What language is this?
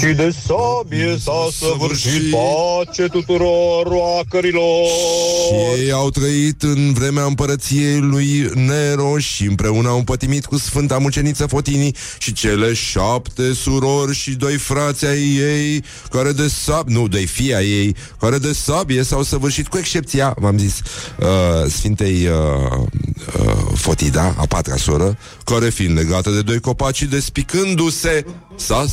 Romanian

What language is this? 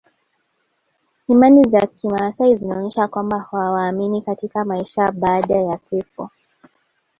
Swahili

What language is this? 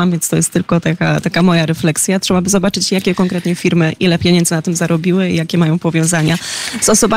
Polish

